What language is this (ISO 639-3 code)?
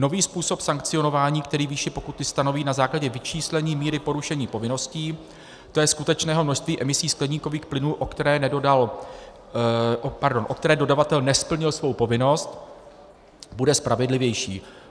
ces